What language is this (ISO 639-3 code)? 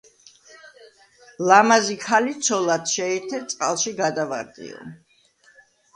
kat